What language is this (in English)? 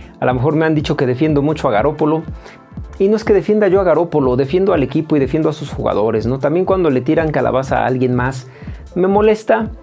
Spanish